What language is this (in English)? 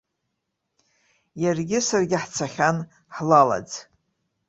Abkhazian